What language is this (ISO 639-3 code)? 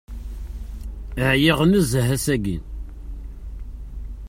kab